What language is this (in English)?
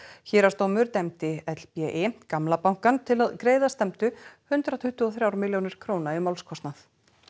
Icelandic